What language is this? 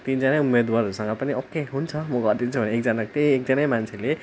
Nepali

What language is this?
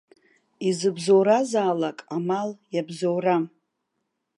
Abkhazian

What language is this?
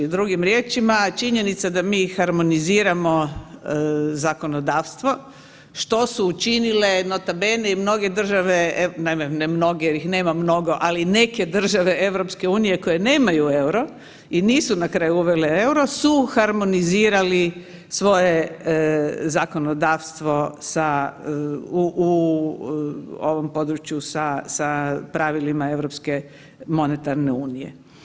Croatian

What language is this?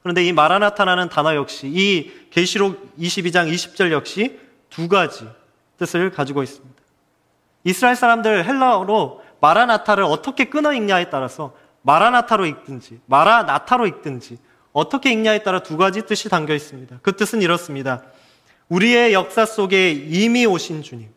Korean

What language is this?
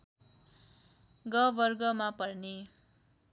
Nepali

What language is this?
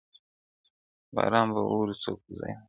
Pashto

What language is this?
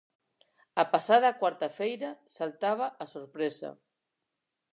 Galician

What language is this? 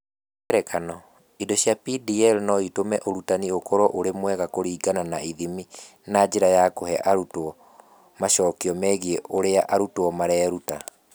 Kikuyu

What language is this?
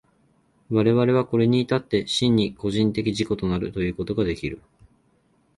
Japanese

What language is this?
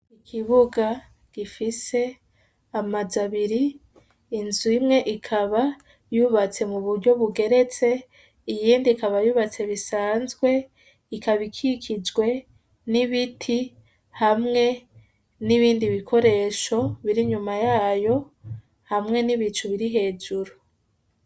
Rundi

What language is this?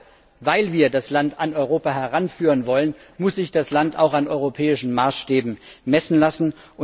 German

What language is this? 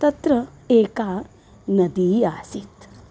Sanskrit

